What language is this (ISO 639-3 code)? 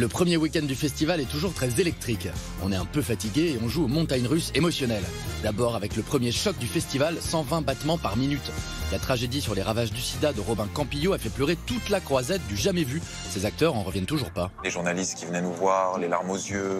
fra